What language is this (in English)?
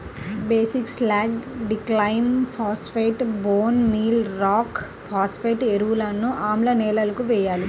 Telugu